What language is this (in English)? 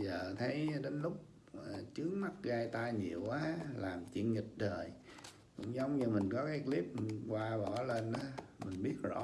Vietnamese